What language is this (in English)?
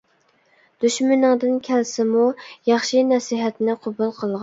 Uyghur